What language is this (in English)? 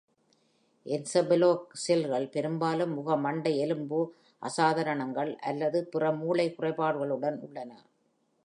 Tamil